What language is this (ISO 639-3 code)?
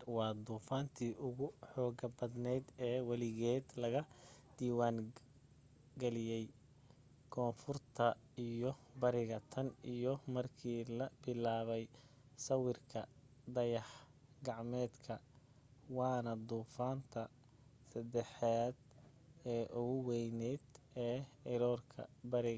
som